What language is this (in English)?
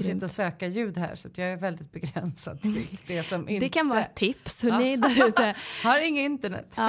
Swedish